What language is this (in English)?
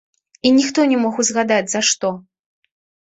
Belarusian